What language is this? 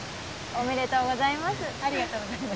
Japanese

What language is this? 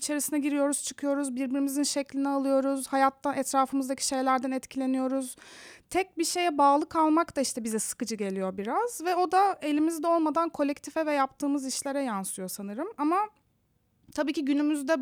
Turkish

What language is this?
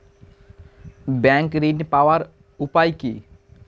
Bangla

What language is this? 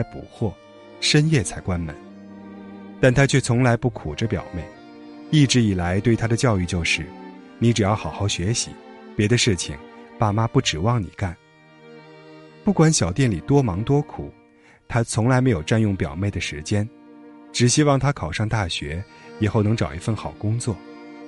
Chinese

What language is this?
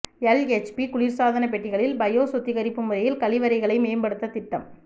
Tamil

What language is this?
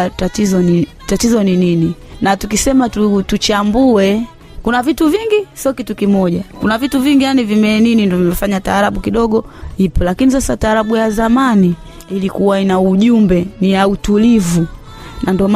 Swahili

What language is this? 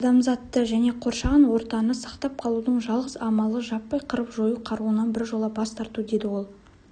Kazakh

